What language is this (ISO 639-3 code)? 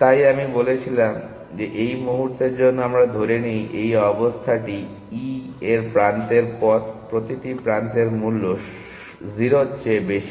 ben